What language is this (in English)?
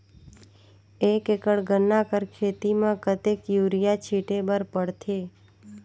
Chhattisgarhi